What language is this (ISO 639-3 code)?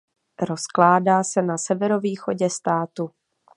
ces